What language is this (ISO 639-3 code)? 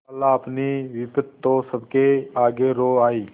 hin